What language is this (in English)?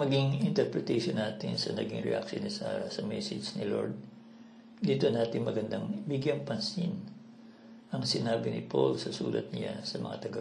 Filipino